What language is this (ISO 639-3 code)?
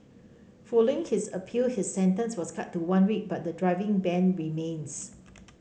eng